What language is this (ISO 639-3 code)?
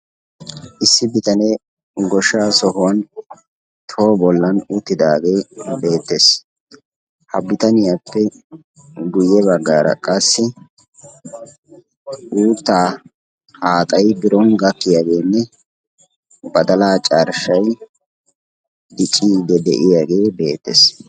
wal